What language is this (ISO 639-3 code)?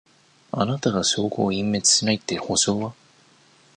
jpn